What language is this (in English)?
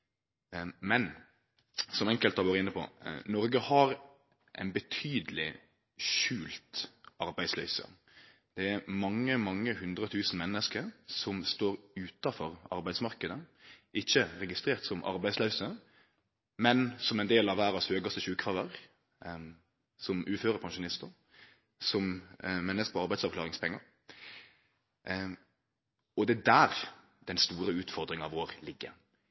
Norwegian Nynorsk